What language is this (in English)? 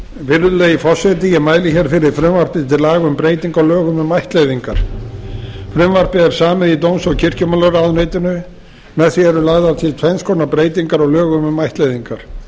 Icelandic